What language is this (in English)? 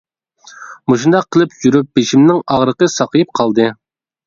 Uyghur